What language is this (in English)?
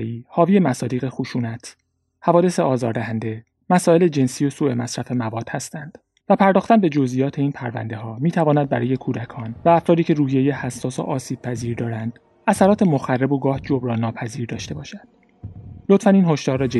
Persian